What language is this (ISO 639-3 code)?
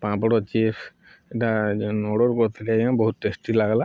ori